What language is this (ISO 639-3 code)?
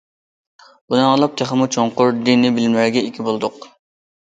uig